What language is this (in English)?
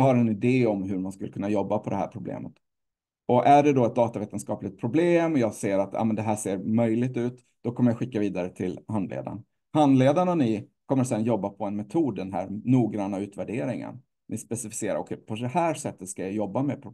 Swedish